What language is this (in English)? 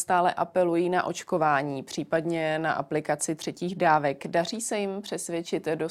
Czech